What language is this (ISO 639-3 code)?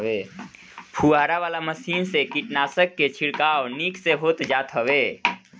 bho